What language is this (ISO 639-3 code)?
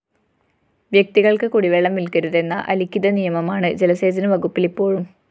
mal